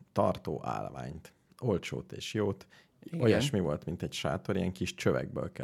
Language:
Hungarian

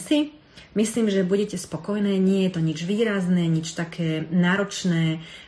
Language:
Slovak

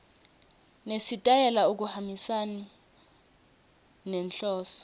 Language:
Swati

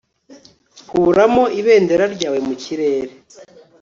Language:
Kinyarwanda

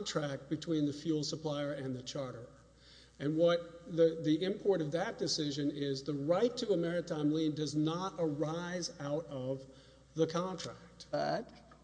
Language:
English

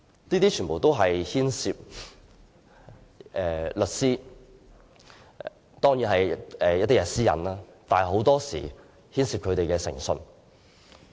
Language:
Cantonese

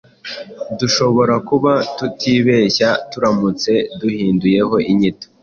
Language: Kinyarwanda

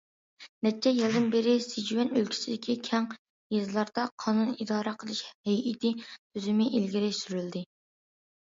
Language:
Uyghur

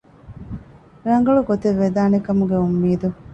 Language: Divehi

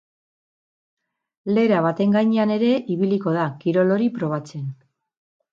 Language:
Basque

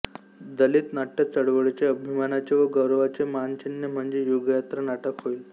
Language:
Marathi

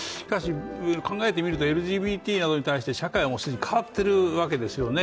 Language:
Japanese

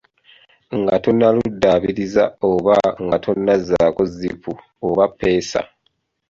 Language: Ganda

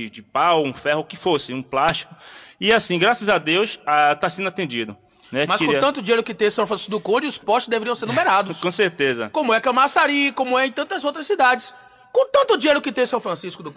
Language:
Portuguese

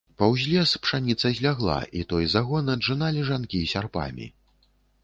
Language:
Belarusian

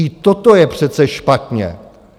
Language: Czech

